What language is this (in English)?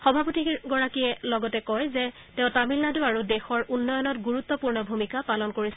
Assamese